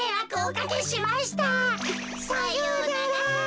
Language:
Japanese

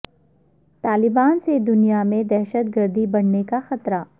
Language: Urdu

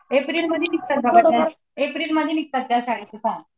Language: Marathi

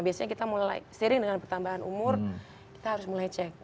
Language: Indonesian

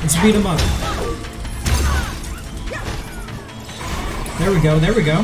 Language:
English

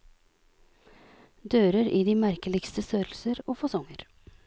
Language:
Norwegian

